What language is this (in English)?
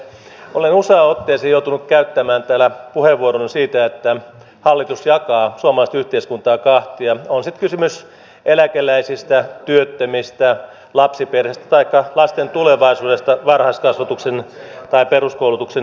Finnish